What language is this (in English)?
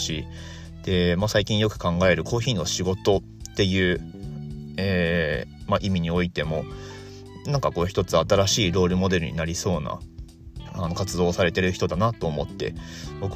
Japanese